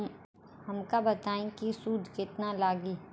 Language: Bhojpuri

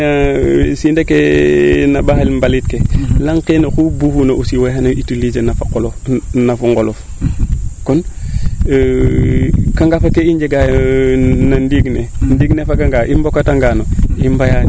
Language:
Serer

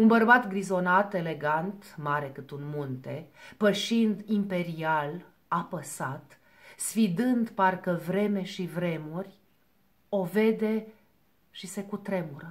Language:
Romanian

